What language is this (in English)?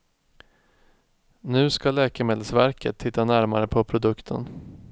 Swedish